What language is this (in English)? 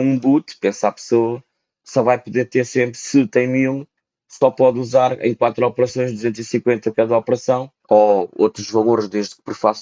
Portuguese